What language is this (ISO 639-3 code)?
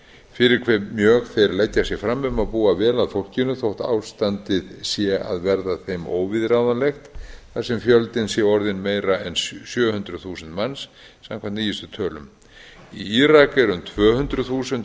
isl